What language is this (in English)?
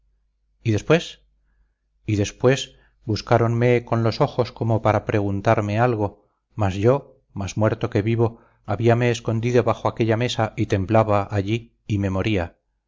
Spanish